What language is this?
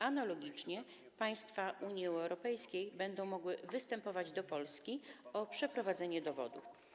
Polish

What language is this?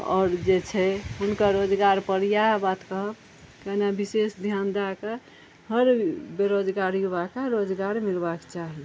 Maithili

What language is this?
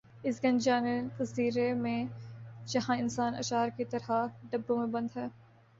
Urdu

